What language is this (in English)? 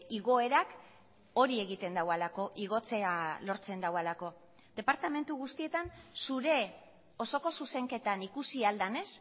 Basque